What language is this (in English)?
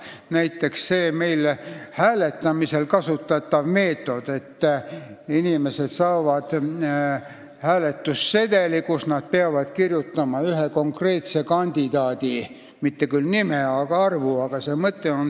Estonian